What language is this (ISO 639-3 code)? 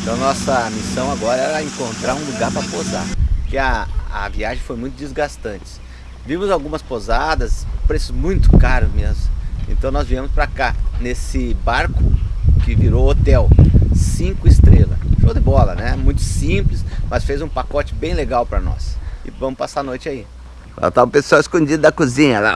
por